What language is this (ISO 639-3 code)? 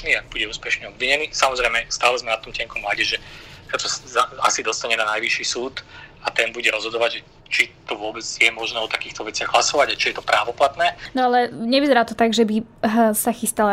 slk